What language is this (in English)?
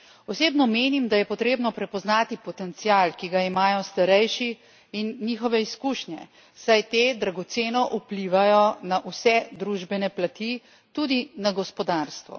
Slovenian